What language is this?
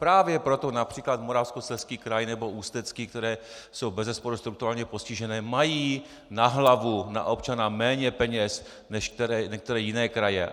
Czech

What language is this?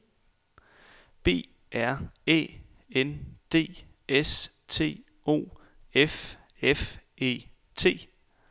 Danish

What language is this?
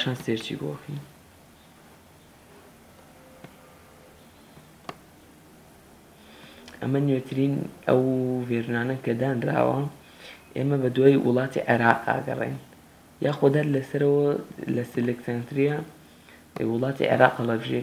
Arabic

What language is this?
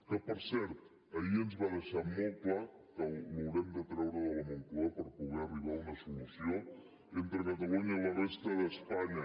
Catalan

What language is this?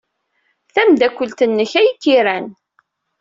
Kabyle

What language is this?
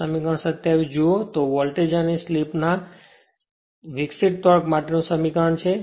Gujarati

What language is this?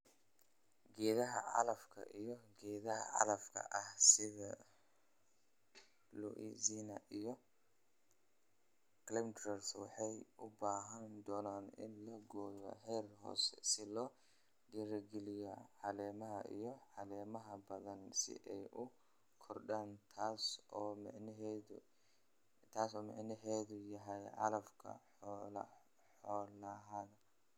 Somali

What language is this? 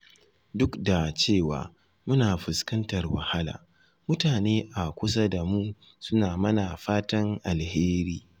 Hausa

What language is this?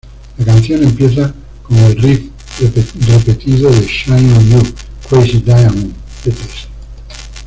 Spanish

